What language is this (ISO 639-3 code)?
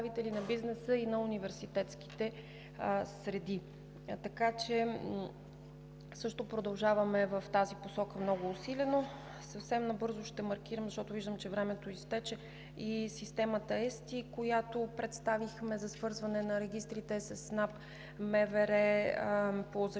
bul